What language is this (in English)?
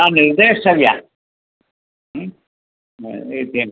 Sanskrit